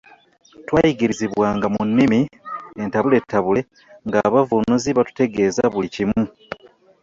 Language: Ganda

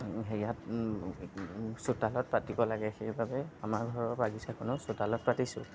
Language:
Assamese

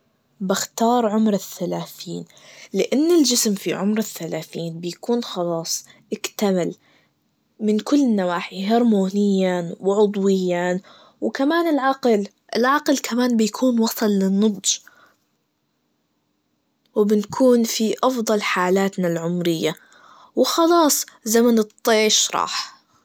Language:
Najdi Arabic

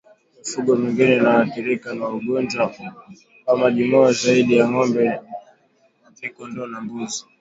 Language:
Swahili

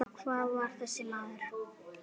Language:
Icelandic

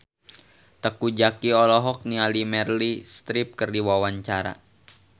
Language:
Sundanese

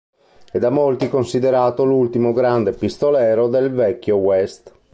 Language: Italian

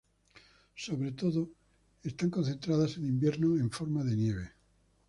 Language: Spanish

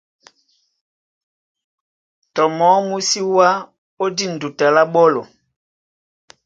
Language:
Duala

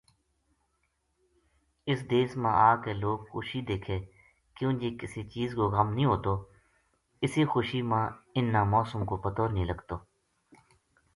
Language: Gujari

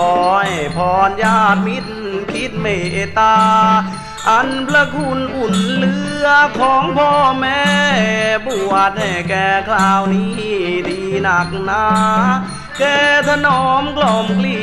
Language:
Thai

